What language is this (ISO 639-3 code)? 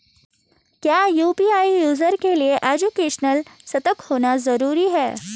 hin